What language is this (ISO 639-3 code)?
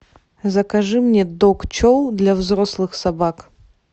rus